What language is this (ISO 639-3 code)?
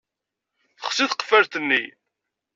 kab